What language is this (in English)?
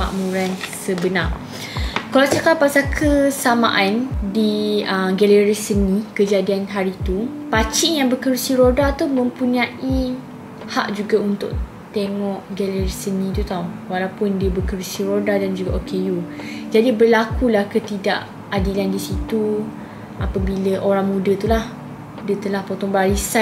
Malay